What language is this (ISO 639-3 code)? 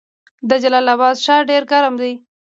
pus